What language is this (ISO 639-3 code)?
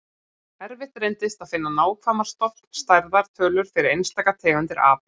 isl